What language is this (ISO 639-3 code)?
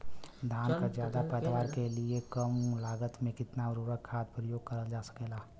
bho